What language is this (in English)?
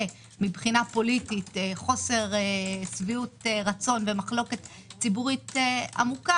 Hebrew